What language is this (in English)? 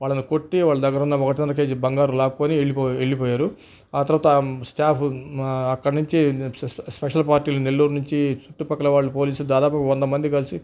Telugu